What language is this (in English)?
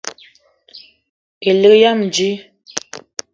Eton (Cameroon)